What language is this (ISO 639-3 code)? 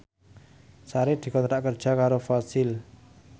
jav